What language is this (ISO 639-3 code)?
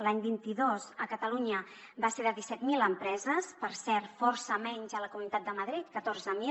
cat